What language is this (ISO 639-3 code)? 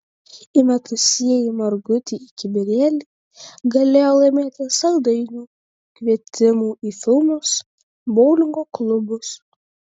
lit